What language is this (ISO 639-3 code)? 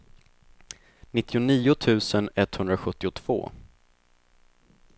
swe